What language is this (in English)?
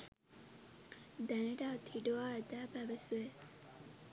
Sinhala